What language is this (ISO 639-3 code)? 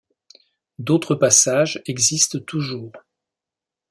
fra